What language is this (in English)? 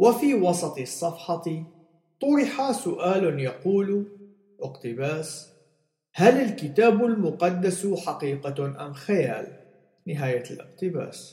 Arabic